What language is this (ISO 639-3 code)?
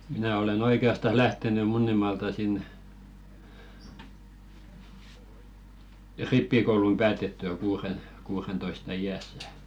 fin